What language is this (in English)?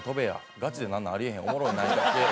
Japanese